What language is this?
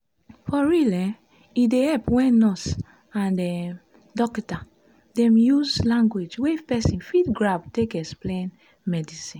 Nigerian Pidgin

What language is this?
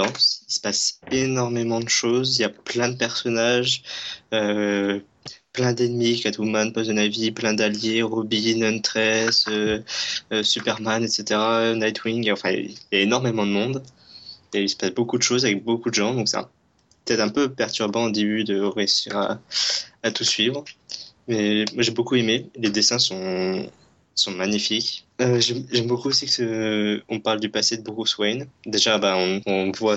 French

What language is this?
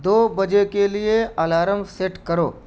Urdu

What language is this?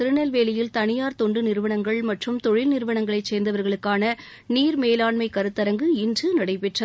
Tamil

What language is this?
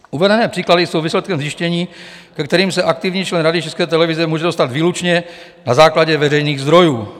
Czech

